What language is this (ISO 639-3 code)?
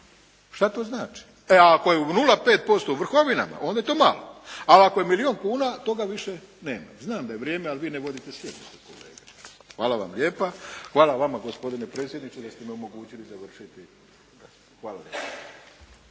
hrv